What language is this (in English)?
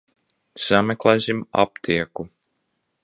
Latvian